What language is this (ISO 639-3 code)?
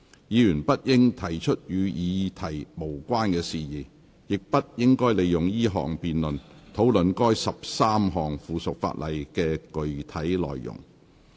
yue